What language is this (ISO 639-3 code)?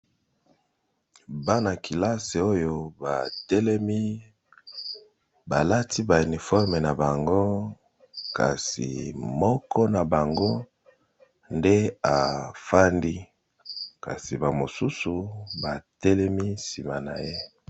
lin